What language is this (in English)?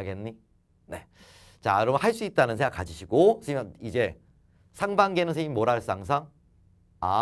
Korean